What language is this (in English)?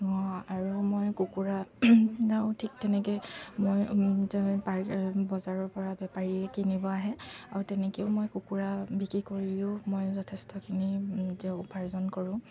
Assamese